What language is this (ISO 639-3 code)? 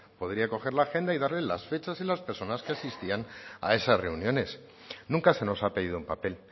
spa